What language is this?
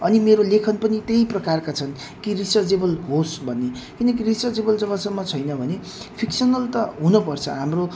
Nepali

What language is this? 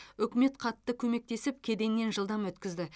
Kazakh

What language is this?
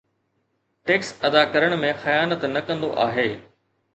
Sindhi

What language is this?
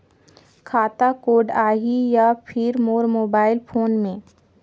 Chhattisgarhi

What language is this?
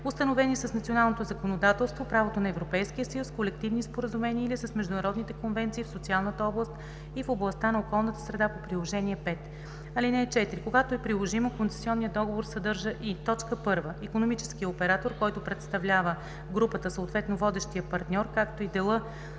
Bulgarian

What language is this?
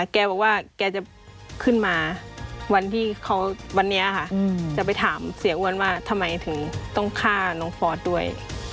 Thai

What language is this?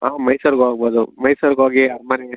Kannada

